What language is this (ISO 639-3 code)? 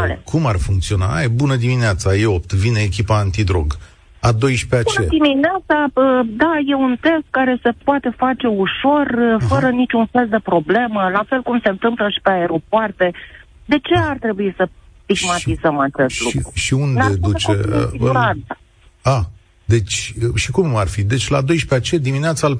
ron